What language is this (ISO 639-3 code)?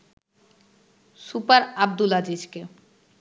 ben